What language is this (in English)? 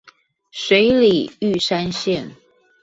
Chinese